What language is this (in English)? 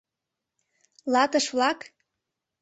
Mari